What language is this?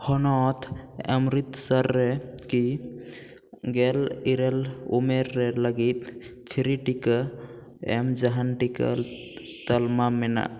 Santali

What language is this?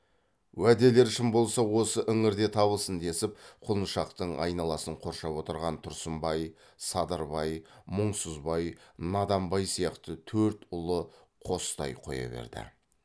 Kazakh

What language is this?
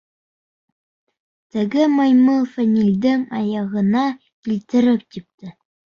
Bashkir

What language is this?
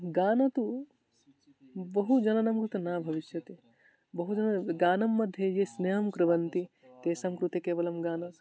Sanskrit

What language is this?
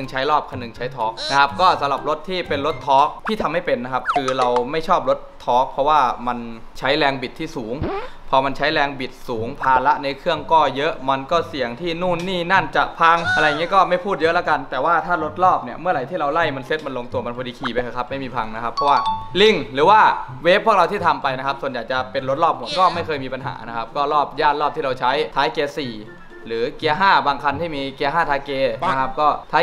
Thai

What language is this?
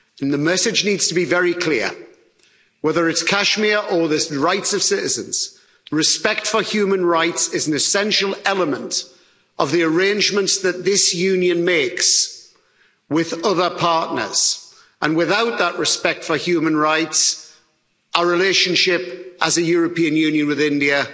English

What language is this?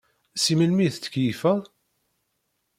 Kabyle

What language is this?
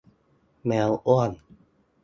Thai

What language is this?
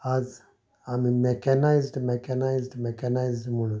Konkani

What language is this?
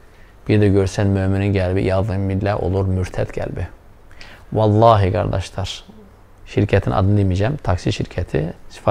Turkish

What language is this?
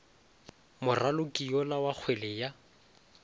Northern Sotho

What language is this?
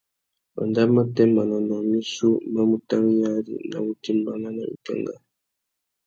Tuki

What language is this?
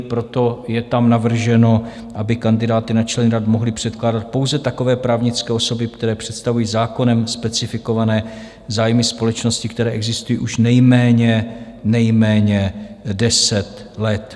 Czech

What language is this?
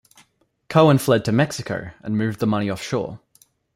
English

